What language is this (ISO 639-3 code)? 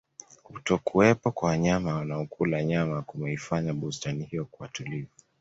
swa